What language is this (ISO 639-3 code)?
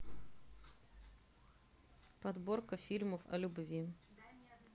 rus